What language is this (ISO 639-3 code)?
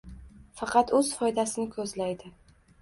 uzb